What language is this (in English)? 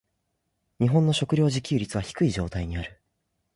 Japanese